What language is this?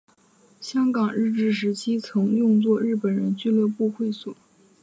Chinese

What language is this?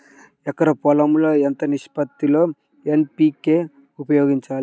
Telugu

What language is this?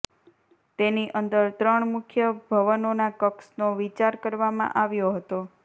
Gujarati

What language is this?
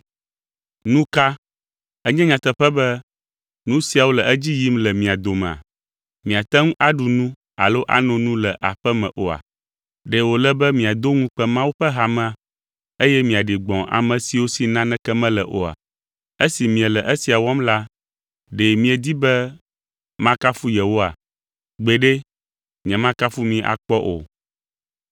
Ewe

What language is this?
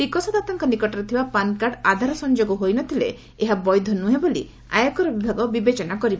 Odia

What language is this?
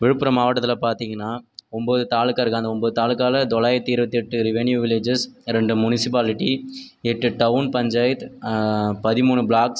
Tamil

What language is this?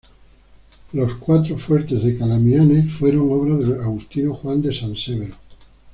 Spanish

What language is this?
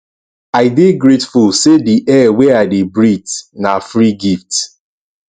Nigerian Pidgin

